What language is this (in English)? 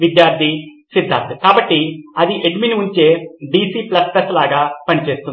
Telugu